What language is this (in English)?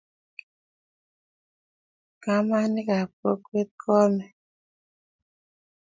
Kalenjin